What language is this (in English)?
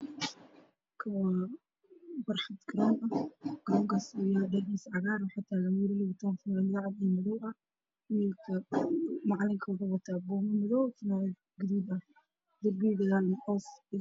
Somali